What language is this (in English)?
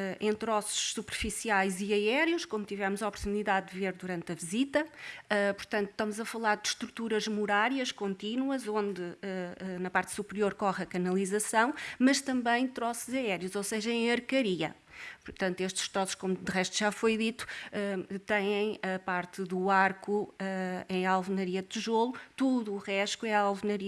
Portuguese